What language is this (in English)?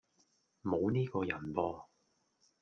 Cantonese